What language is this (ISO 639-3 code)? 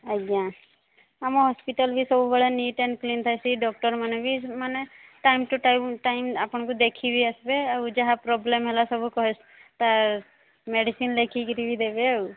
ori